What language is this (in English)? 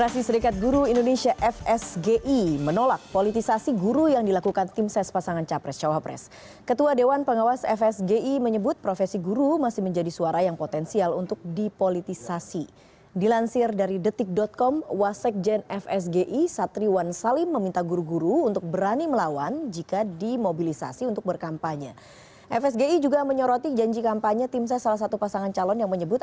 Indonesian